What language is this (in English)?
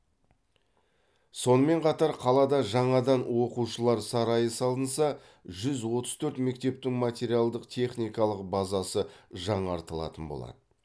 Kazakh